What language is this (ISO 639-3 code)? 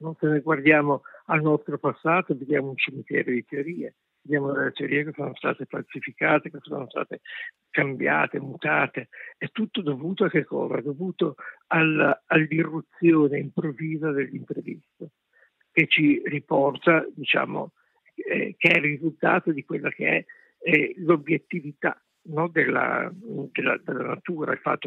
ita